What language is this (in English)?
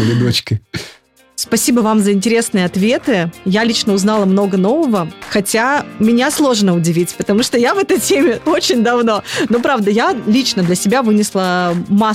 Russian